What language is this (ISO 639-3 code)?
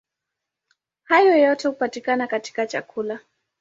swa